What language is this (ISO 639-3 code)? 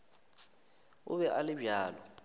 nso